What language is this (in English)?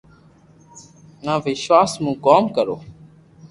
Loarki